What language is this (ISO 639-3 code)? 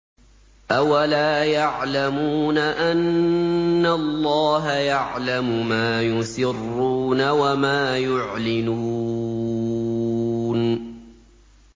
ara